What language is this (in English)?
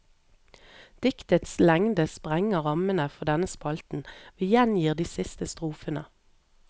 Norwegian